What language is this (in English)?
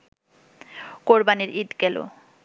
Bangla